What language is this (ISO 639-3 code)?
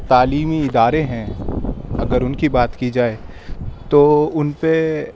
urd